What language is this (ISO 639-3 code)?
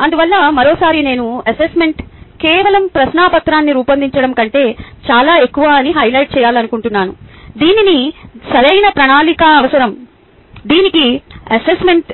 tel